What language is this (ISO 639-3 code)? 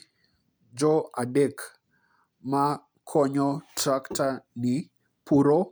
luo